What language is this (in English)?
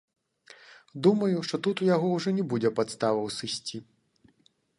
Belarusian